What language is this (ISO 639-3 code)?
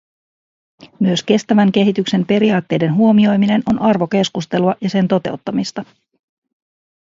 fin